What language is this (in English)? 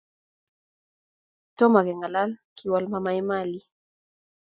Kalenjin